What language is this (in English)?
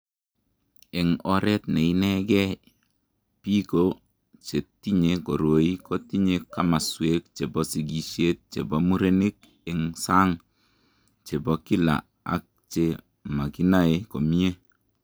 Kalenjin